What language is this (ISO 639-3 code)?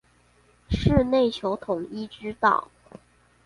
zho